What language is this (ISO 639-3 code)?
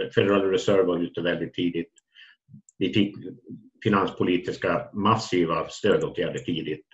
swe